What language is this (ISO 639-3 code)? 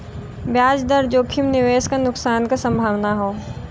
bho